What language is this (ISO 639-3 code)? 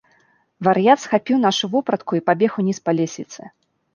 bel